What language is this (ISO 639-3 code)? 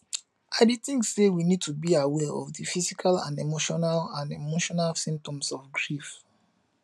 pcm